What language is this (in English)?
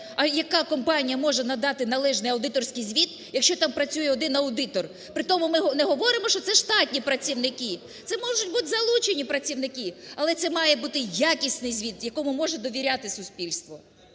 Ukrainian